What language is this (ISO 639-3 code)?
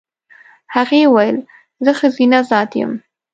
pus